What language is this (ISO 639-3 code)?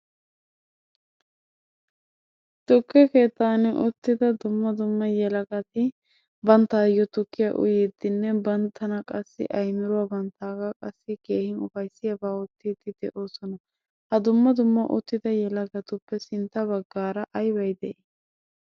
wal